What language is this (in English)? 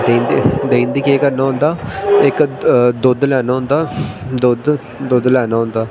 Dogri